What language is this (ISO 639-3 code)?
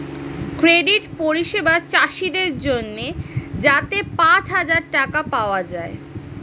ben